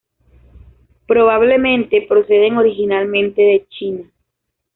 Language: Spanish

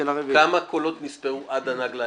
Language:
Hebrew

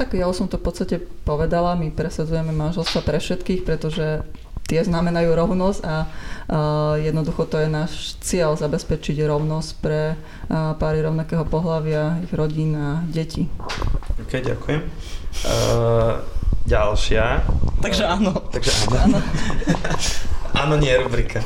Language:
Slovak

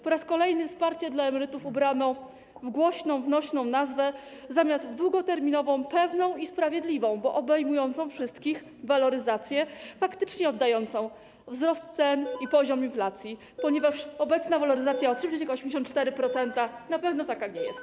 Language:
Polish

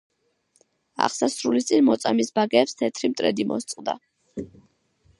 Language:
Georgian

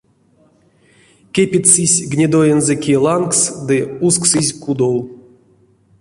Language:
Erzya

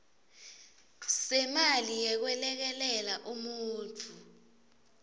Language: Swati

